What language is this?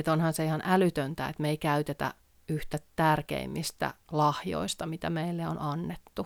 Finnish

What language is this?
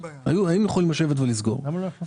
Hebrew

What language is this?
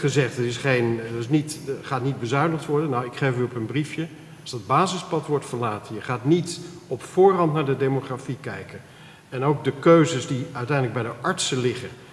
Dutch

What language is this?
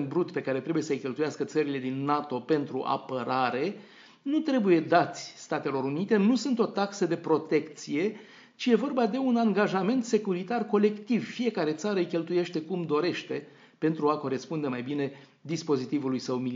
Romanian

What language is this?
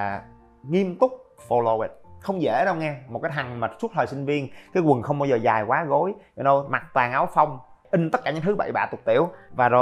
Vietnamese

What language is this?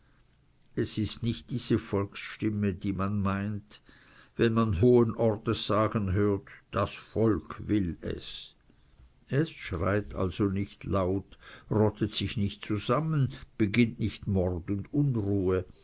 German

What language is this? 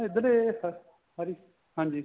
Punjabi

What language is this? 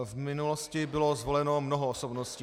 Czech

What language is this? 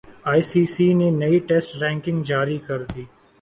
Urdu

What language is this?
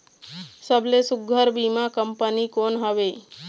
Chhattisgarhi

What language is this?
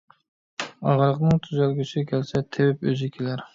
Uyghur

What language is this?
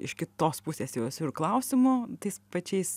Lithuanian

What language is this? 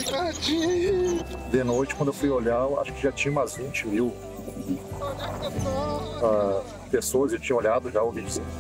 Portuguese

